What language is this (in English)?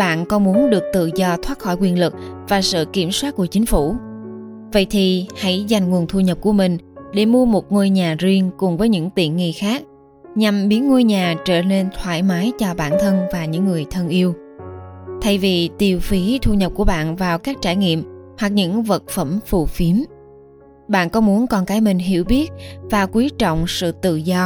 Vietnamese